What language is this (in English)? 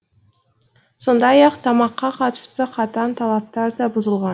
Kazakh